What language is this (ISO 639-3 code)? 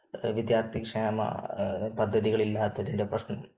mal